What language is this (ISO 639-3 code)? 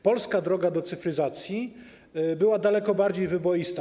pol